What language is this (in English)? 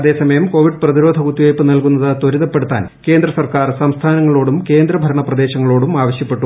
Malayalam